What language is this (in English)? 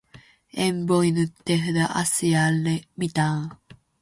Finnish